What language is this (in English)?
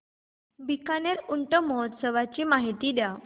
Marathi